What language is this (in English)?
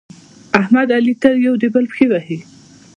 Pashto